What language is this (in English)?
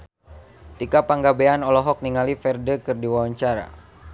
Sundanese